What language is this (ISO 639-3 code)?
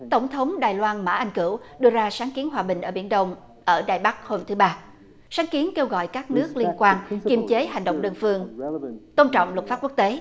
vie